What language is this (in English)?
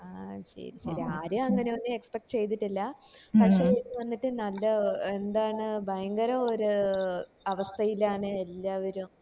Malayalam